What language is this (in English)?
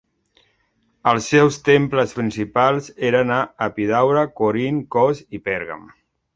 Catalan